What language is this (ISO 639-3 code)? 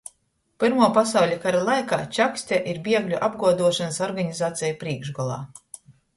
ltg